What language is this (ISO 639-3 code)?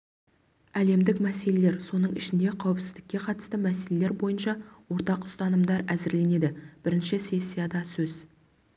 kaz